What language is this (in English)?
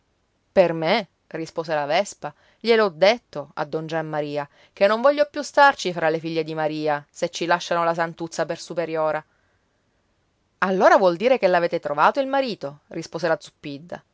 Italian